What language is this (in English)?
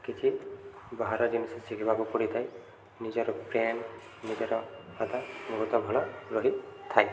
Odia